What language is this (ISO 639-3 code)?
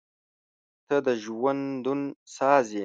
pus